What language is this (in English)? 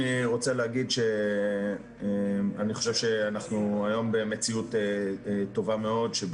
Hebrew